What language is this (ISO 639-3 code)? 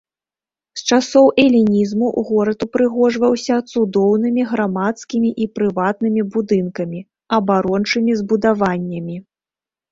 bel